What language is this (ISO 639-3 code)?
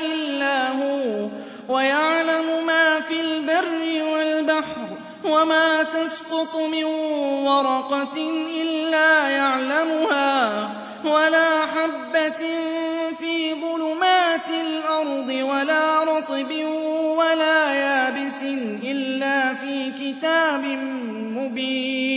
ara